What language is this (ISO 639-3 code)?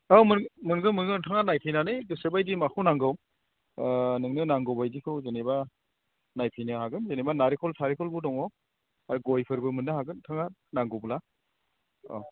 brx